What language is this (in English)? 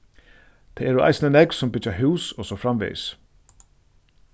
Faroese